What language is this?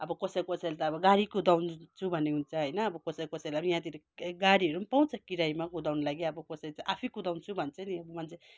Nepali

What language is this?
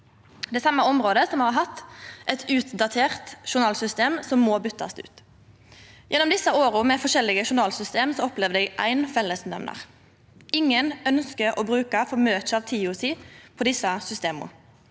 Norwegian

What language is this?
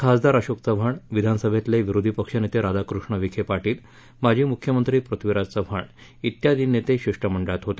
Marathi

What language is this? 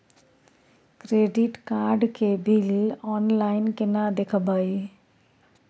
Maithili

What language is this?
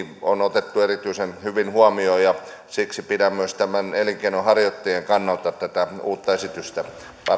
Finnish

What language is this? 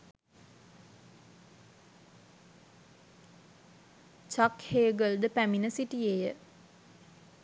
Sinhala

